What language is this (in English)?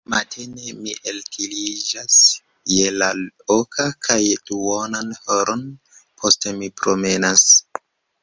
Esperanto